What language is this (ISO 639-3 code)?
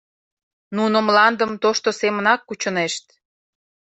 chm